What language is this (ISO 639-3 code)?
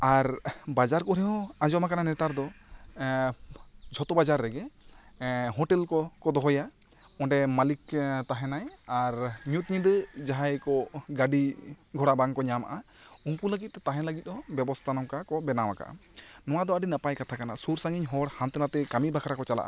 sat